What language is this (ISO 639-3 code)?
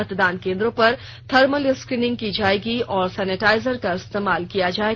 hin